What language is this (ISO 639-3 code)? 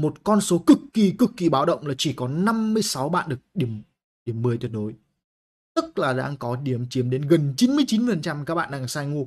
vie